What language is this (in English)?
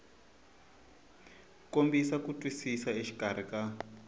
Tsonga